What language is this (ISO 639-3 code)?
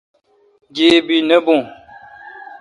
xka